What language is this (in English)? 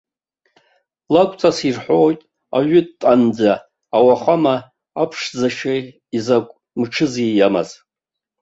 Abkhazian